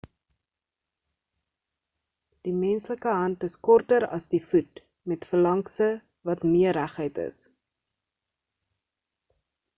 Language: Afrikaans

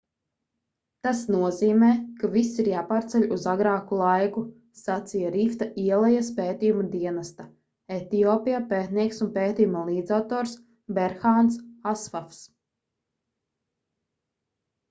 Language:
Latvian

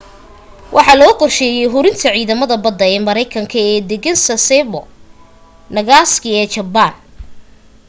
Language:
Somali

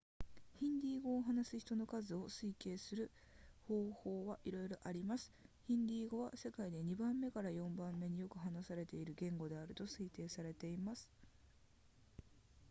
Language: Japanese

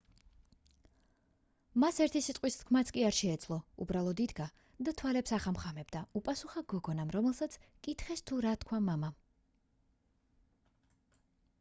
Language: Georgian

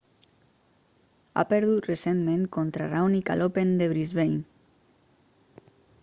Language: Catalan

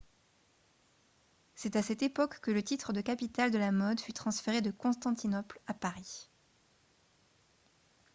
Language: French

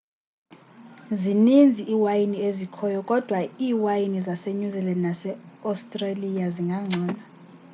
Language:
Xhosa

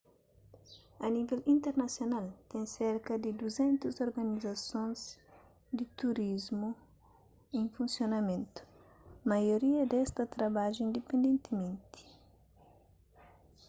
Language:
Kabuverdianu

